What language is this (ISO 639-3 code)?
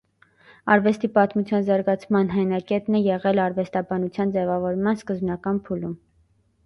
hye